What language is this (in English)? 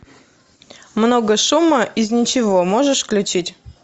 Russian